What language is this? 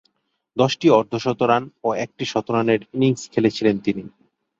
Bangla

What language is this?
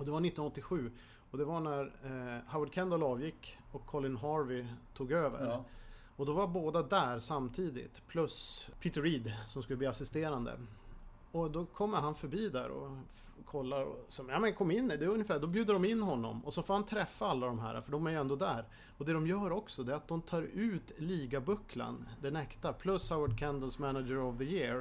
Swedish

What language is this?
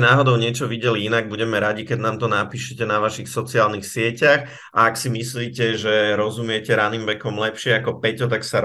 Slovak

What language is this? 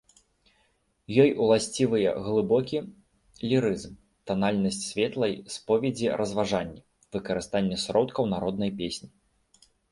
Belarusian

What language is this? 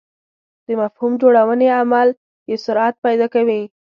Pashto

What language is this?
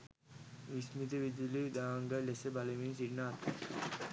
Sinhala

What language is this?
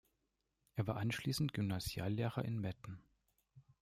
German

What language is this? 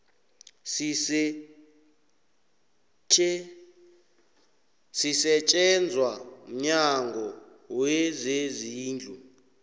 South Ndebele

